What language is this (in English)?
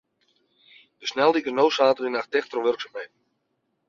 Western Frisian